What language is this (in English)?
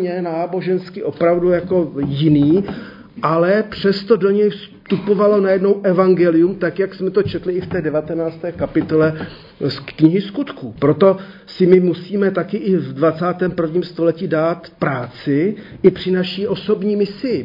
Czech